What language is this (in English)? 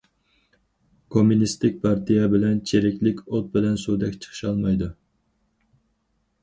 Uyghur